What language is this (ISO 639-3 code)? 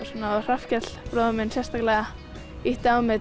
isl